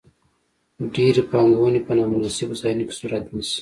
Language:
Pashto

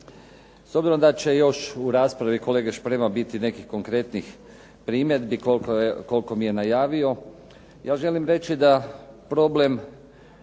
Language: Croatian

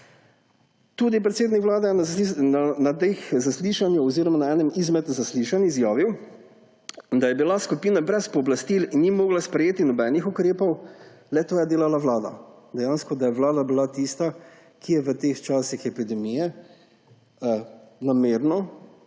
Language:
Slovenian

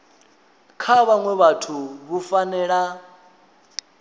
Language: Venda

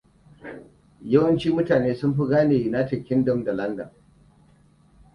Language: Hausa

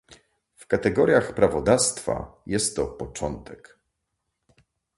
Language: Polish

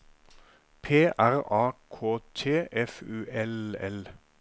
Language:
Norwegian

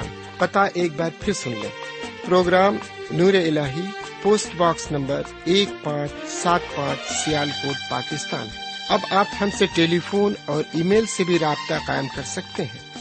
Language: Urdu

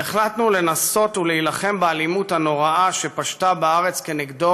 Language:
Hebrew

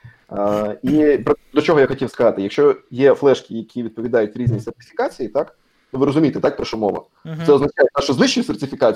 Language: Ukrainian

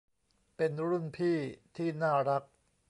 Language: Thai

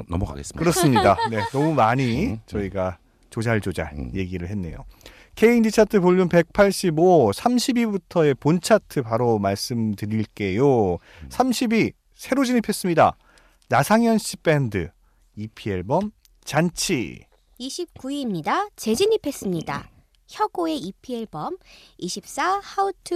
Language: Korean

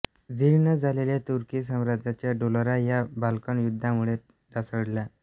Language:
Marathi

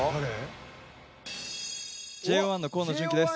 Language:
Japanese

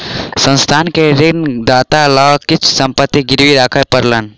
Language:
Maithili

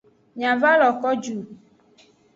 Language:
Aja (Benin)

